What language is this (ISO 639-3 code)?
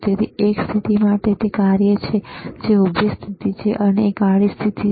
guj